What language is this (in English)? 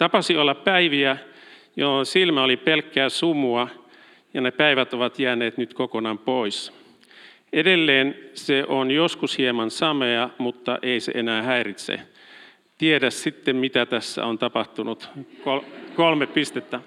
Finnish